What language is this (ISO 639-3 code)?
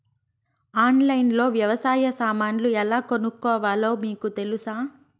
tel